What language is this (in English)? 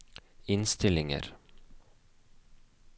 Norwegian